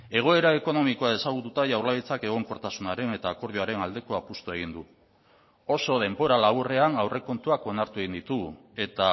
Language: Basque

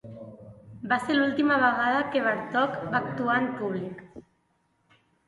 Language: Catalan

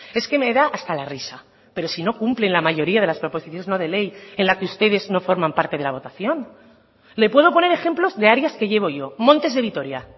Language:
Spanish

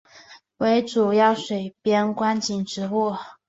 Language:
Chinese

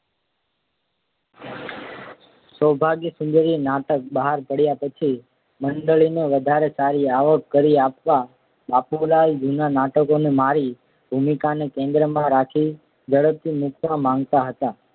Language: Gujarati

